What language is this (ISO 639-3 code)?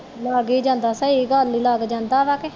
pan